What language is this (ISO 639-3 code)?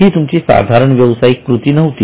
mar